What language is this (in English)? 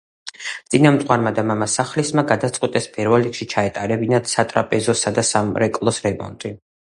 Georgian